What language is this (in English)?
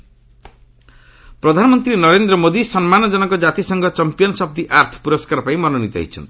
Odia